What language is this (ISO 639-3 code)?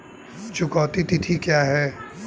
hin